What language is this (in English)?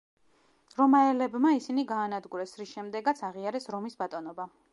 Georgian